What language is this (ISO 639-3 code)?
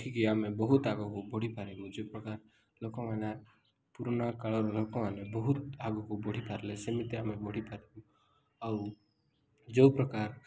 ori